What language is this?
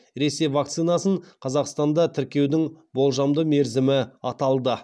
Kazakh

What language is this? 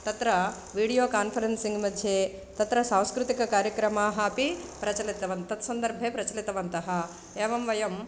Sanskrit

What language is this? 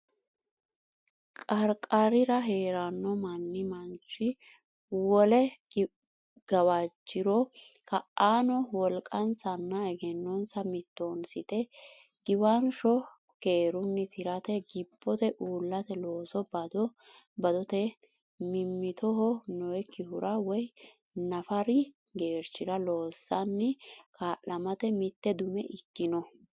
Sidamo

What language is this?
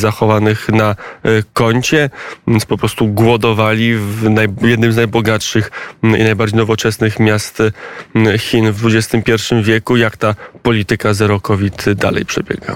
Polish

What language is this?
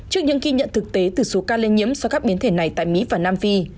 Vietnamese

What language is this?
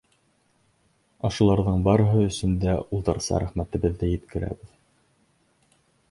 Bashkir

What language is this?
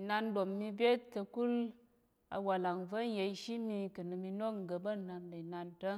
Tarok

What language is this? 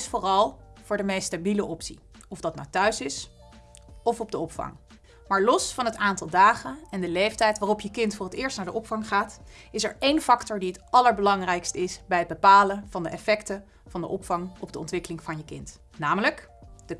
Dutch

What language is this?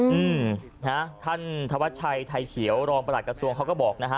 Thai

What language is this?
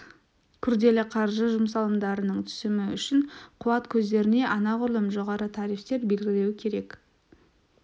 Kazakh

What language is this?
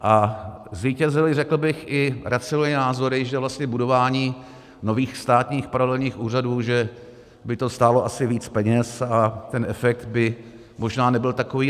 Czech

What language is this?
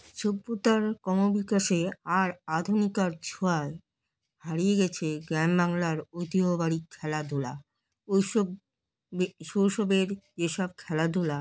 Bangla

